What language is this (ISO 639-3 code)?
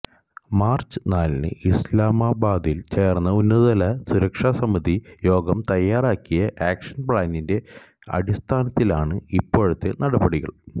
mal